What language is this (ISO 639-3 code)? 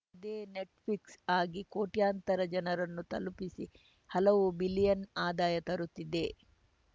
kan